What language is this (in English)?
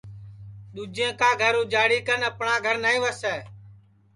Sansi